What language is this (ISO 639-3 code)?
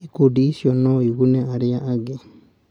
kik